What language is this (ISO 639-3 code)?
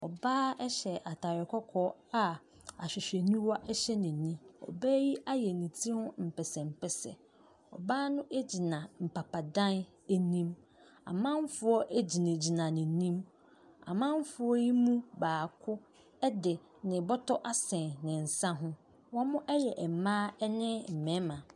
aka